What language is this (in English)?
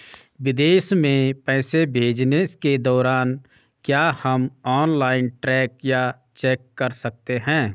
Hindi